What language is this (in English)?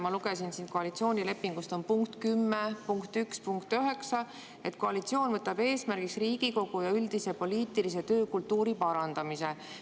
Estonian